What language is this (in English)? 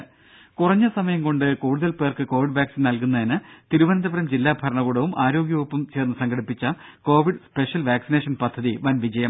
Malayalam